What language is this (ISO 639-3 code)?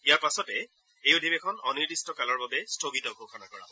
asm